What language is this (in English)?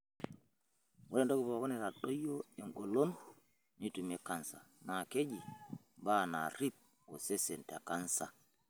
Masai